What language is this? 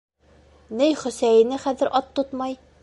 Bashkir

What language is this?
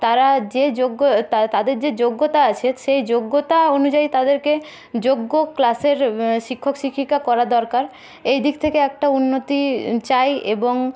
Bangla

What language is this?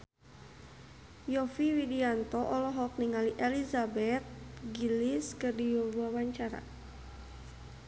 Sundanese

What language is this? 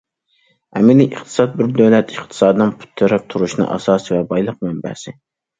Uyghur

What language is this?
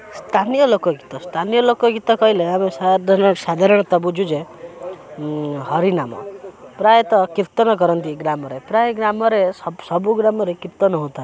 Odia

